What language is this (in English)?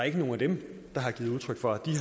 Danish